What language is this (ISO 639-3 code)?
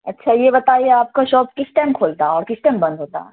urd